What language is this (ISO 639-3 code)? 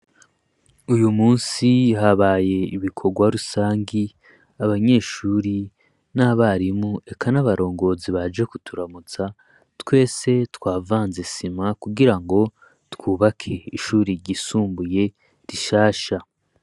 run